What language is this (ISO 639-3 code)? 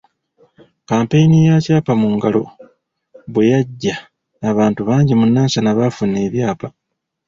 lug